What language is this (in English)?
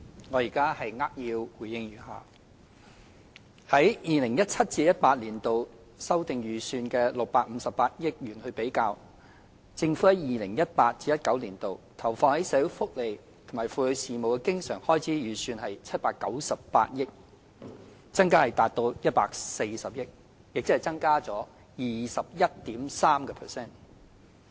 Cantonese